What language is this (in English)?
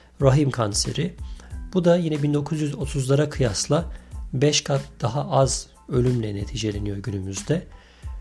Turkish